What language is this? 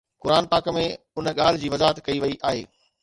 Sindhi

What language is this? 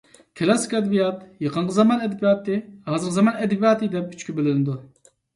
Uyghur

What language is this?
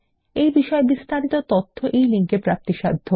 Bangla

